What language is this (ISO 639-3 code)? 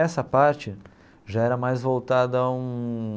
por